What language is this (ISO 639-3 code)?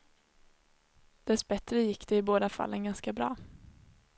swe